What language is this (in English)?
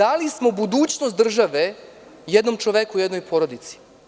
Serbian